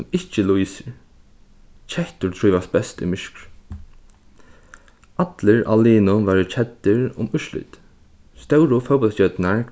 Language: Faroese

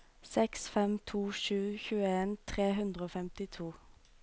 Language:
Norwegian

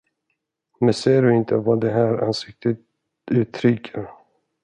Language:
Swedish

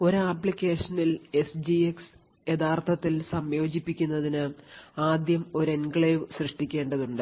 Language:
Malayalam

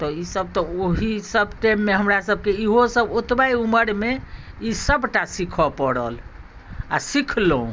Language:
Maithili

